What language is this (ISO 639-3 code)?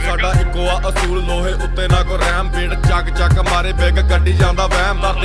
hin